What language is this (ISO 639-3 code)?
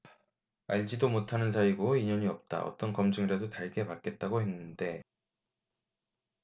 kor